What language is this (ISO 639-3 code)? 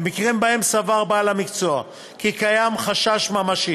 heb